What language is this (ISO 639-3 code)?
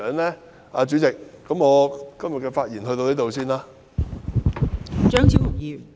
yue